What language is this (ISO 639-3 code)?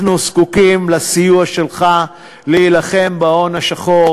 heb